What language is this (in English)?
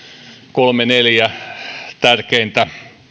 Finnish